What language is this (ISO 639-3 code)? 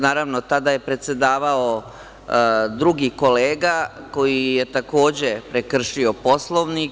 srp